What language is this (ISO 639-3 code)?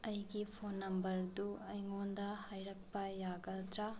mni